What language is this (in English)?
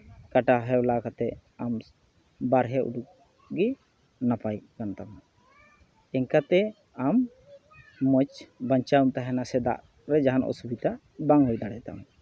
Santali